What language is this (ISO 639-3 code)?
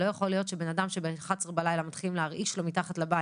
heb